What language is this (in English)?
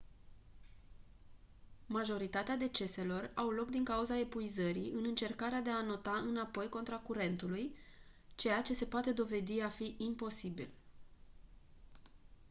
Romanian